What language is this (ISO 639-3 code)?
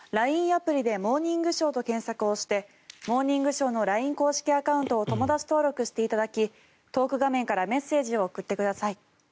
jpn